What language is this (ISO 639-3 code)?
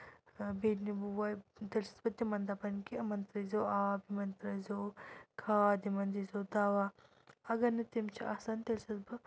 kas